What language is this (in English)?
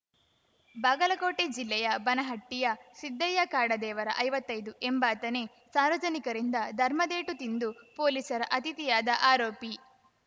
Kannada